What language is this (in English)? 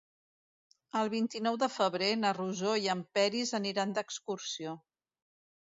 Catalan